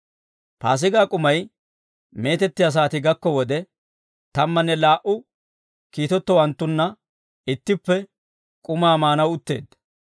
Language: Dawro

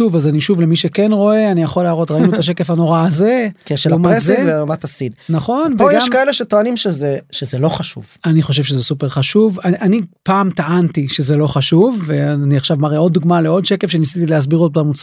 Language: Hebrew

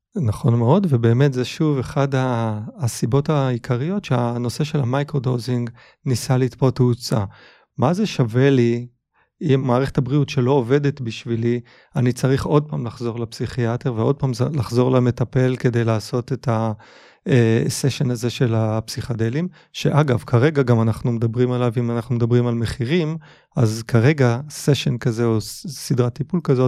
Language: Hebrew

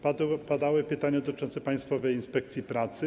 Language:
Polish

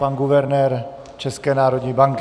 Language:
Czech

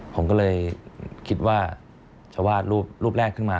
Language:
Thai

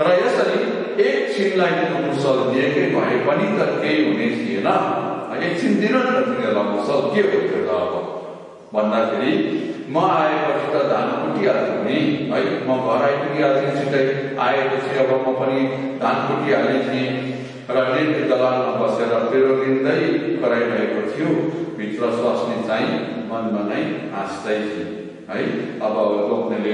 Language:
Romanian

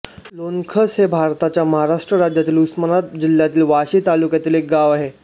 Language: Marathi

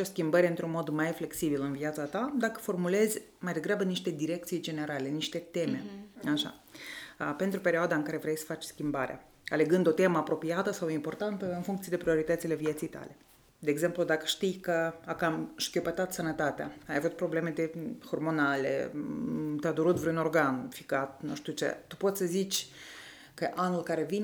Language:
Romanian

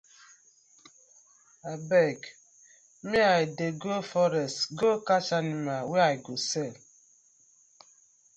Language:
Nigerian Pidgin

